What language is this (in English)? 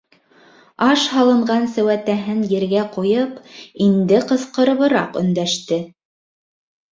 Bashkir